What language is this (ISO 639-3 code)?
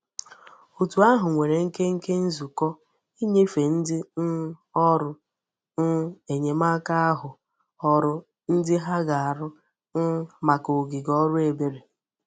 ibo